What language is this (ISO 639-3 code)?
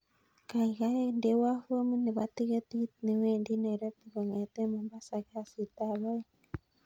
kln